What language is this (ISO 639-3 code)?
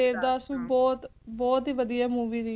pan